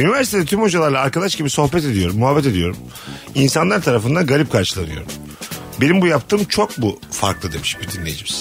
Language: Turkish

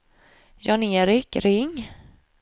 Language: Swedish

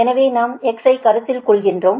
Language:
Tamil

